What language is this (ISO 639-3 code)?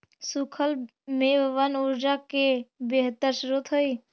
mag